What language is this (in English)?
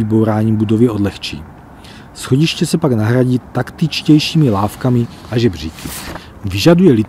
Czech